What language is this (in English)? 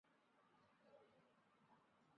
Chinese